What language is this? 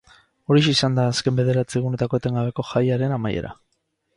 Basque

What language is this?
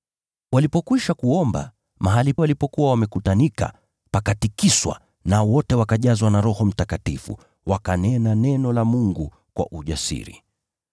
Swahili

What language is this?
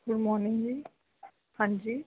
Punjabi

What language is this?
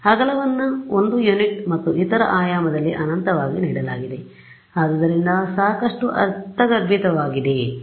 Kannada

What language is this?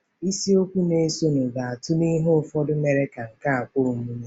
Igbo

